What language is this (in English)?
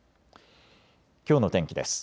Japanese